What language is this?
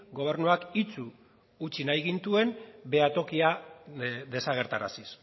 Basque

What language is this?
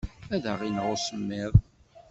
Kabyle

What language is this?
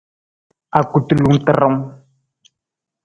Nawdm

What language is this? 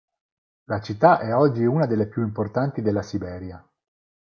Italian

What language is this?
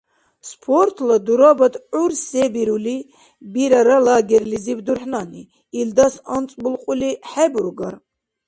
Dargwa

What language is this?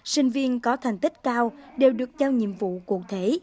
Vietnamese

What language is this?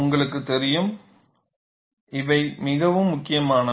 Tamil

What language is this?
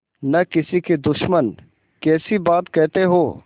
Hindi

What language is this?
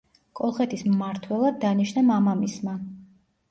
Georgian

